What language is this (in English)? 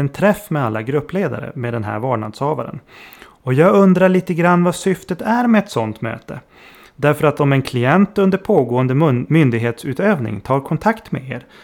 Swedish